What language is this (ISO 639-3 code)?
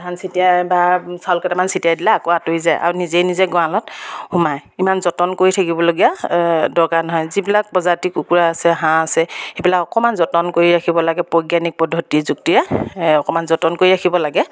asm